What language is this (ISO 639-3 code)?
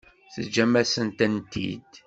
kab